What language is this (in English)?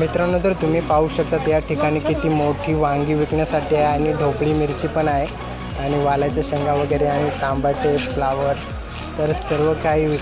Hindi